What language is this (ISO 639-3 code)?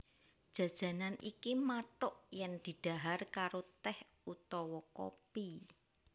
jav